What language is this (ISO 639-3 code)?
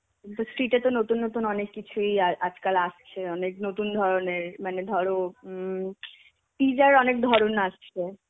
ben